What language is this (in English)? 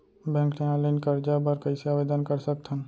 Chhattisgarhi